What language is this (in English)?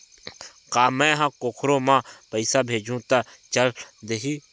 Chhattisgarhi